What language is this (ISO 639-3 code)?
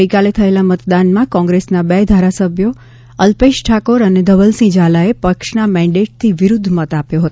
guj